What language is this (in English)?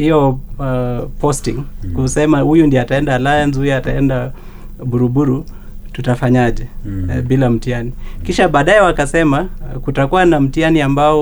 Swahili